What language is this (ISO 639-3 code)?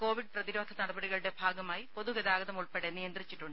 mal